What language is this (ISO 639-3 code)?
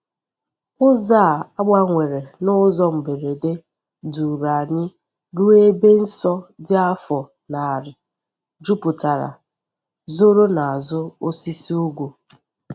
ibo